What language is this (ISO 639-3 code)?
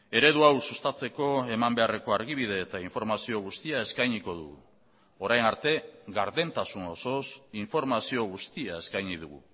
eus